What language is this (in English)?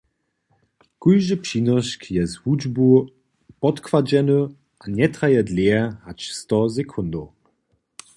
Upper Sorbian